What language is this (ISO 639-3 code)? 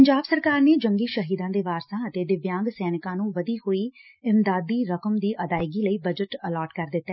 pan